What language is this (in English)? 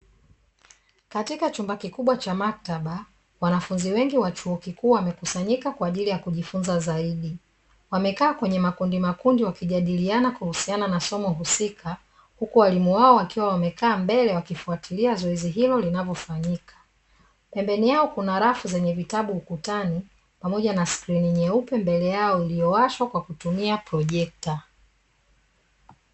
Swahili